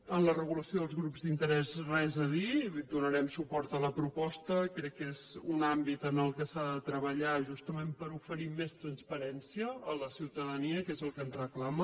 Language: Catalan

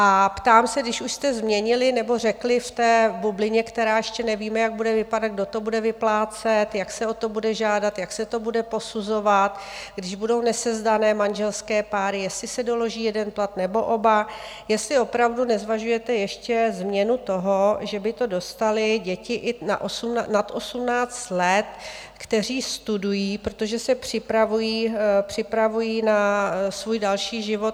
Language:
Czech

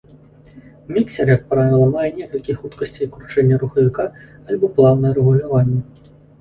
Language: Belarusian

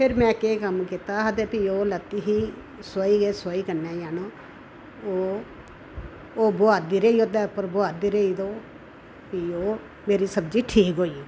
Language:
Dogri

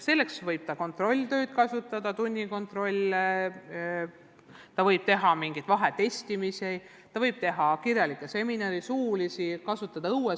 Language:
Estonian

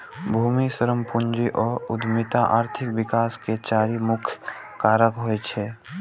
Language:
Maithili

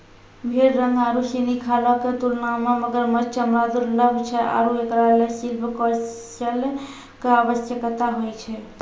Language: Maithili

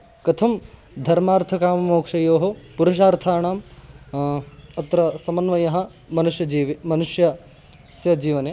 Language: Sanskrit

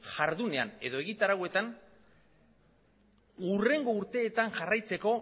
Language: Basque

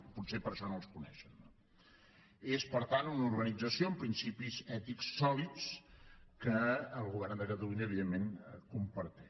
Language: Catalan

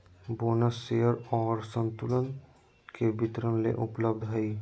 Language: Magahi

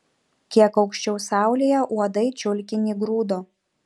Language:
Lithuanian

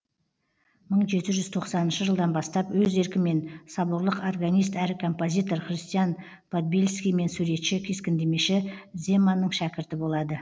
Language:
Kazakh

